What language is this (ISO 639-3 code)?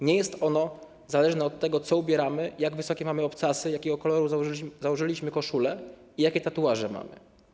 pol